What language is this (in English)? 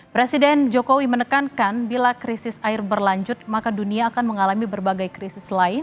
Indonesian